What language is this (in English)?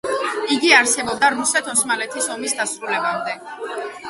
Georgian